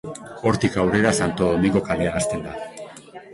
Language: Basque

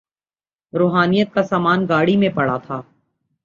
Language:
Urdu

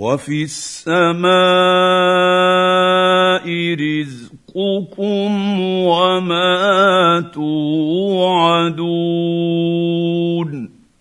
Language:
Arabic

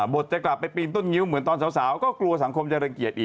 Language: Thai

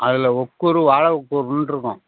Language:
Tamil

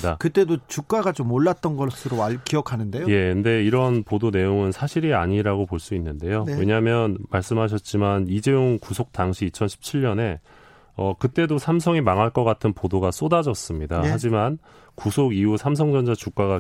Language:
Korean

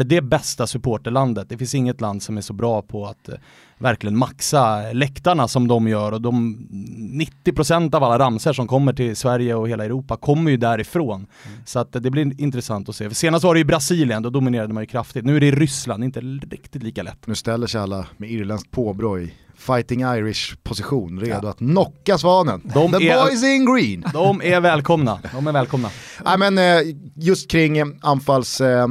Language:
Swedish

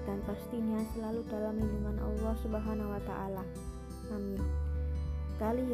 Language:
Indonesian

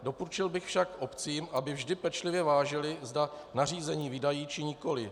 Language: Czech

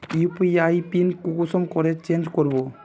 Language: Magahi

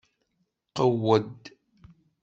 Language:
Kabyle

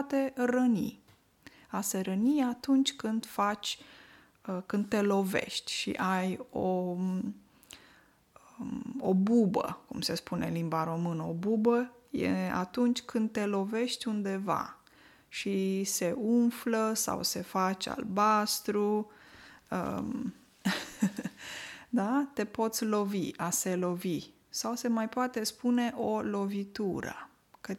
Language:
Romanian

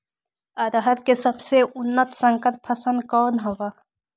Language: Magahi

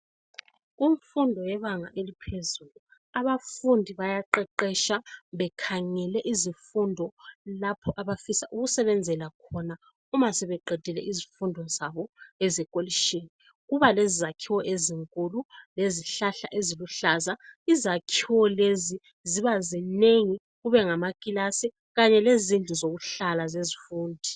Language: North Ndebele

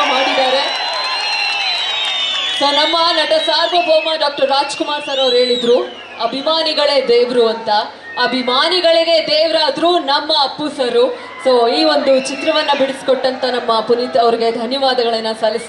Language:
Kannada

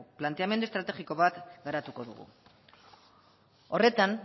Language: Basque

